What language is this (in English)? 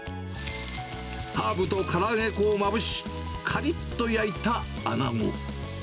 Japanese